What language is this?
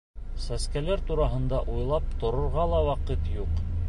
Bashkir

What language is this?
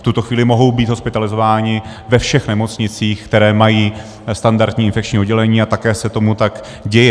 Czech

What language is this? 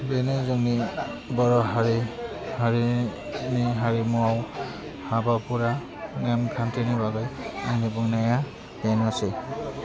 Bodo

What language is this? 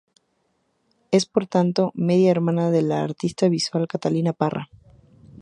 Spanish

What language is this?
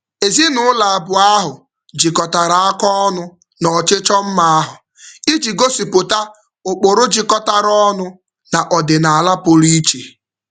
Igbo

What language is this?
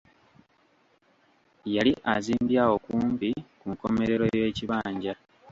Ganda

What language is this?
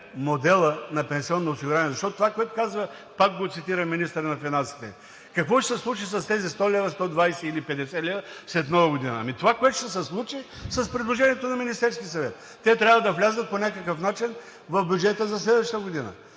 Bulgarian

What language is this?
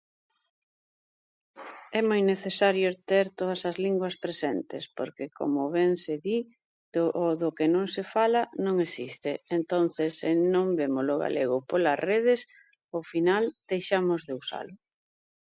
Galician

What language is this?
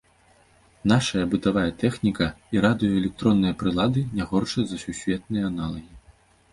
Belarusian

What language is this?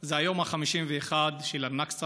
Hebrew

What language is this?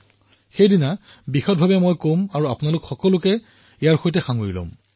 Assamese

